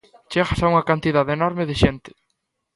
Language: Galician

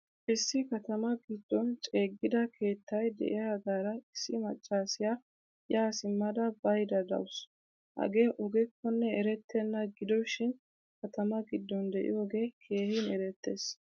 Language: Wolaytta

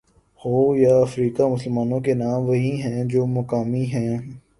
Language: Urdu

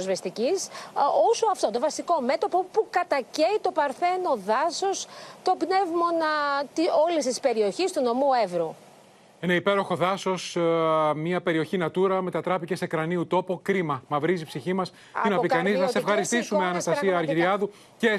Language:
Greek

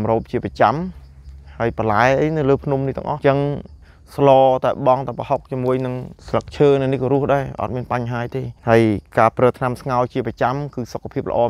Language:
Thai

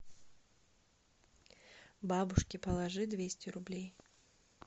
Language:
Russian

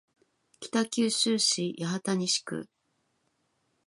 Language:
Japanese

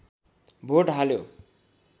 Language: Nepali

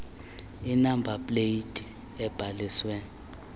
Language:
Xhosa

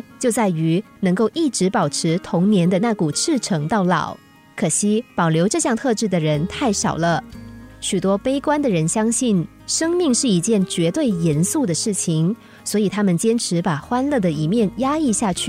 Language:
Chinese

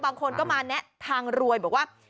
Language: Thai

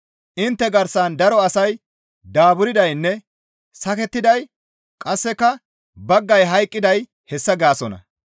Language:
Gamo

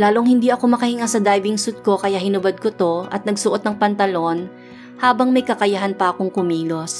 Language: Filipino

